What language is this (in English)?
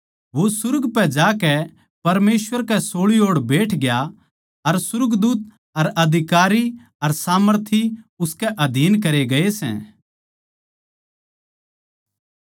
Haryanvi